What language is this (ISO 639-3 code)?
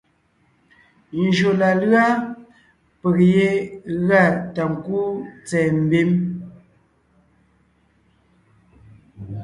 nnh